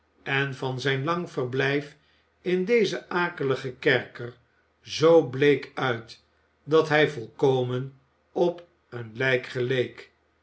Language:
Dutch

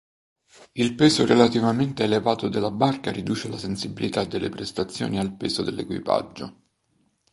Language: Italian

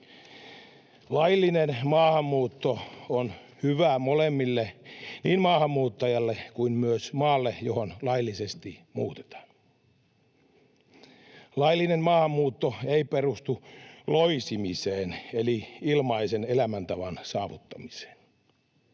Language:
Finnish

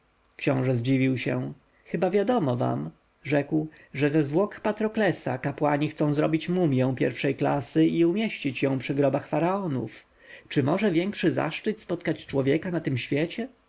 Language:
Polish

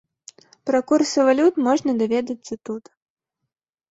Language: Belarusian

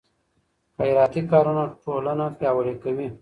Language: Pashto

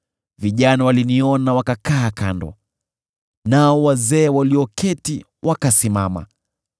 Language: Swahili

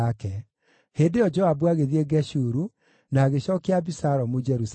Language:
Kikuyu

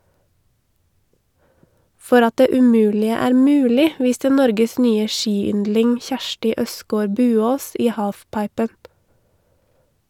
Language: Norwegian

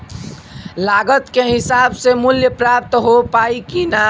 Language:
Bhojpuri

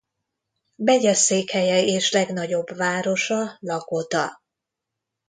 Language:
Hungarian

